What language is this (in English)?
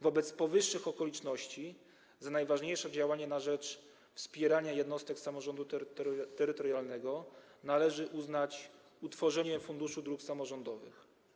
Polish